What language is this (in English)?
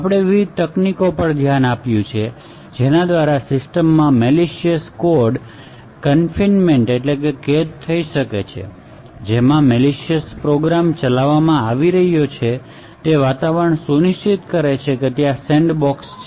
Gujarati